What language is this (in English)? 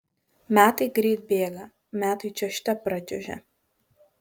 Lithuanian